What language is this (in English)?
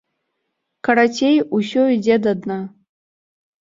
Belarusian